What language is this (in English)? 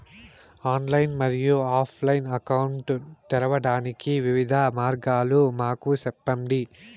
Telugu